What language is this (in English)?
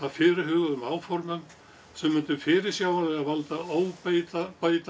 Icelandic